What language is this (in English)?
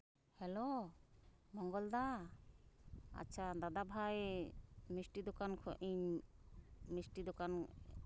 Santali